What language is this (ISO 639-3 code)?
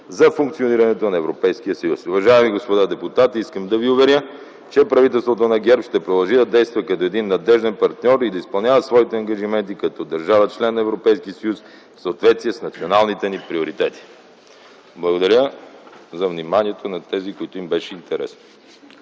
bul